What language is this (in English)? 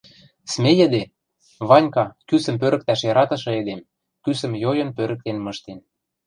Western Mari